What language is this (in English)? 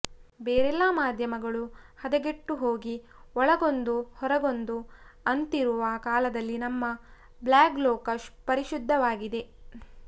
Kannada